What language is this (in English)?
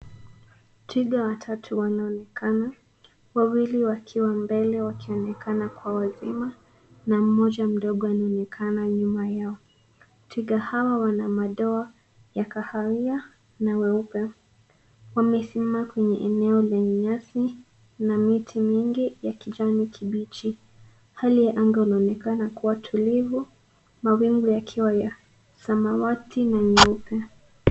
Swahili